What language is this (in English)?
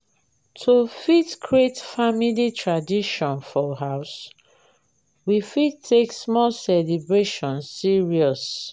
Nigerian Pidgin